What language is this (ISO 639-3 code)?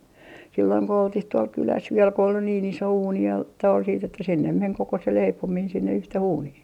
fin